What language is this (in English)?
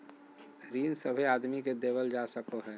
Magahi